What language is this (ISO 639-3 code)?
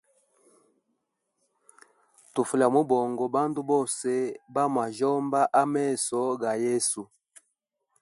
hem